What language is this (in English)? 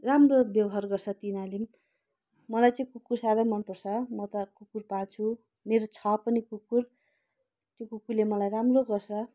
Nepali